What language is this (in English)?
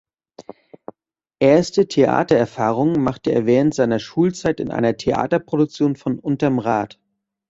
German